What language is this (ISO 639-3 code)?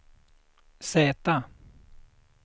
swe